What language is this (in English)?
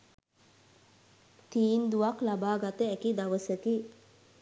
Sinhala